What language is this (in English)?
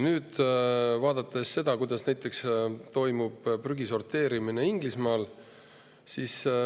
Estonian